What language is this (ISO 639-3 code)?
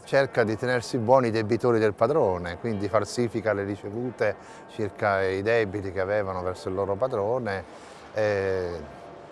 ita